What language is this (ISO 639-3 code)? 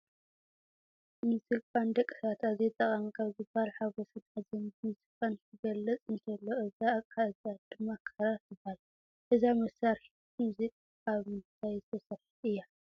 tir